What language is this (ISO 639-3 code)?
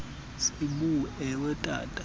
xho